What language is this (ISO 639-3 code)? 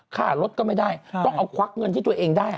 tha